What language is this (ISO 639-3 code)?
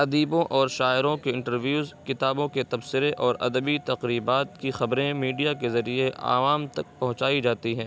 urd